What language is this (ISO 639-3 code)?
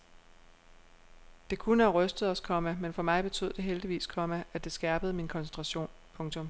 dan